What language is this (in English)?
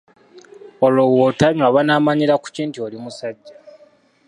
Ganda